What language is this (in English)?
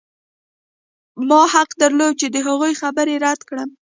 Pashto